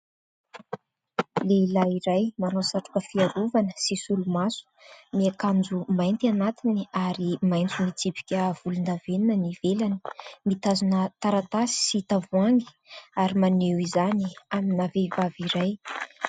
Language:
Malagasy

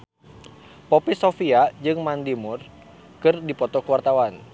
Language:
Sundanese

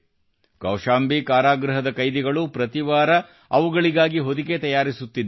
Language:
Kannada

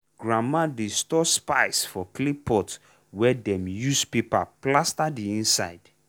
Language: Nigerian Pidgin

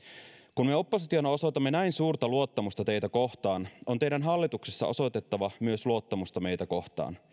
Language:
Finnish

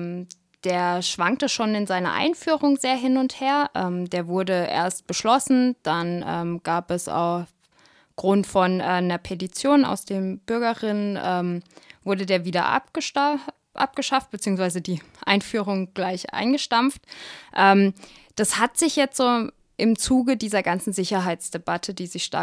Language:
German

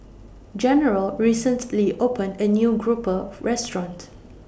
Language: English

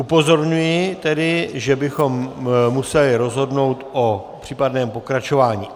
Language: Czech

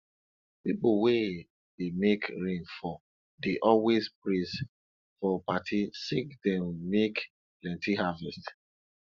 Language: Nigerian Pidgin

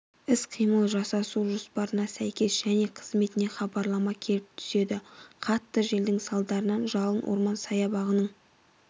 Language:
Kazakh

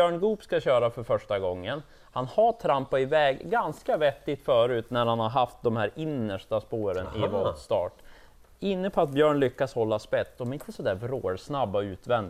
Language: Swedish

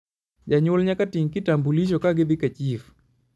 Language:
Luo (Kenya and Tanzania)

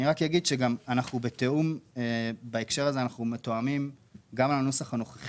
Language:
Hebrew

